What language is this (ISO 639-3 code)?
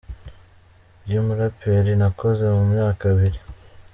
kin